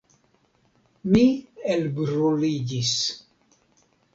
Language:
Esperanto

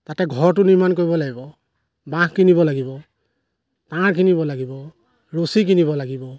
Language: Assamese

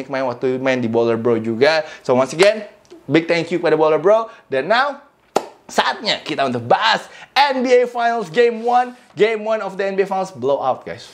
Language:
Indonesian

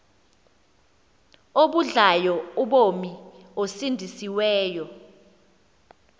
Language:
Xhosa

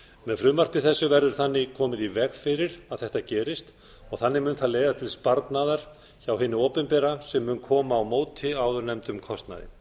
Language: Icelandic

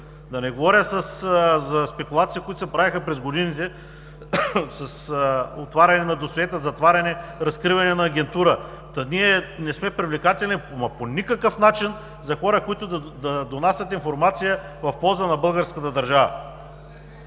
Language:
Bulgarian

